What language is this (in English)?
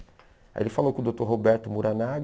Portuguese